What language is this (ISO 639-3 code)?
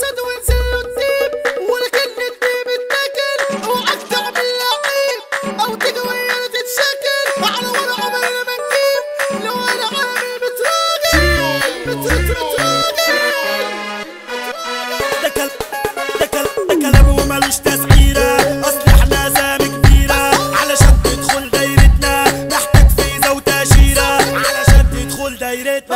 ara